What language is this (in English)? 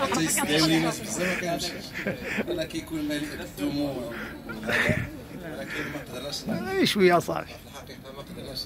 Arabic